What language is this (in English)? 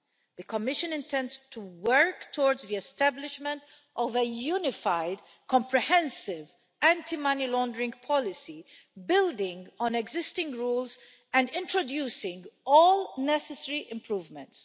English